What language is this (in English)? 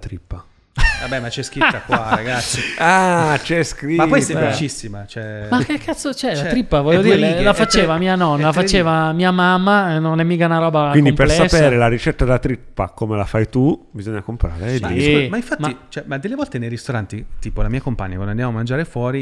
Italian